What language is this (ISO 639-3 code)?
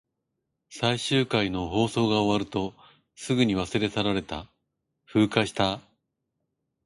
jpn